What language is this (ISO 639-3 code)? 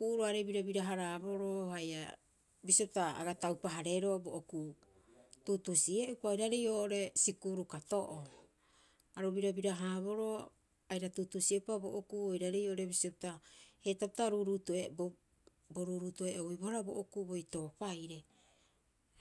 kyx